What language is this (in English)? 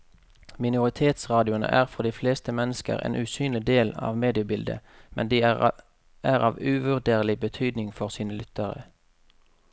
Norwegian